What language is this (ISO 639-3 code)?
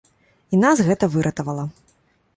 bel